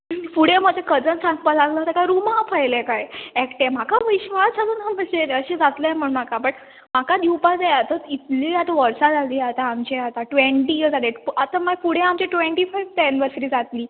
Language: Konkani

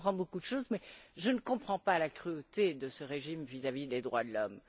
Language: French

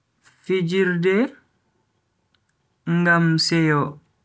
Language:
Bagirmi Fulfulde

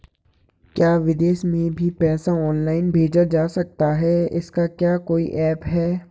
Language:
Hindi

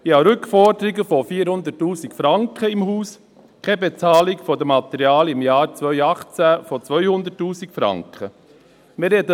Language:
Swiss German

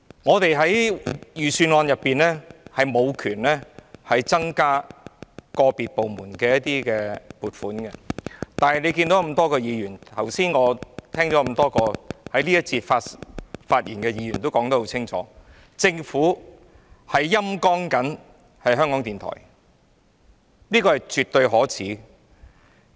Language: Cantonese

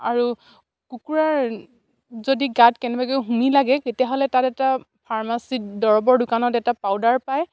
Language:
Assamese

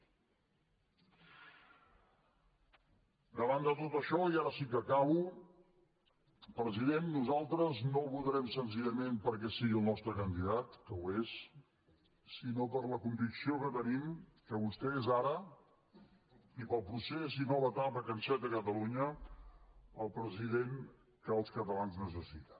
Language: Catalan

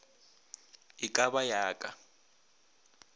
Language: Northern Sotho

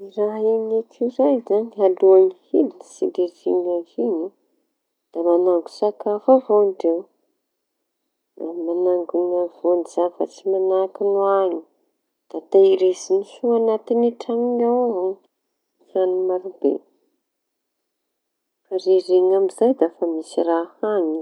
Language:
Tanosy Malagasy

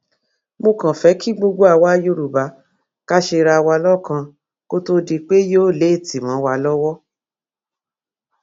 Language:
Yoruba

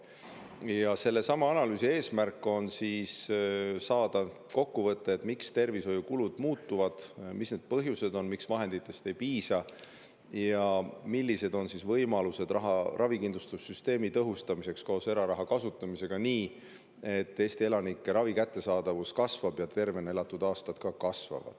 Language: Estonian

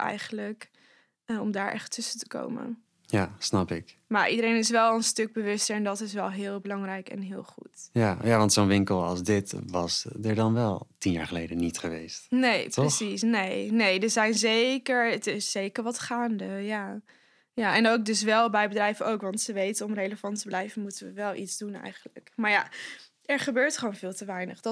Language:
Dutch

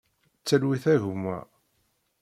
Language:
Kabyle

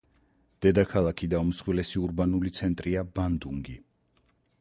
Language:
Georgian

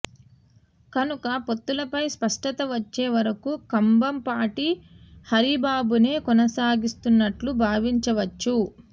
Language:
Telugu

